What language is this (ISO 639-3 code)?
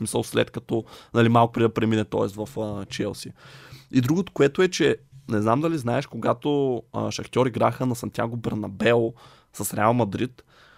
bul